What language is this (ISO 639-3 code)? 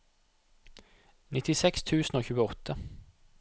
nor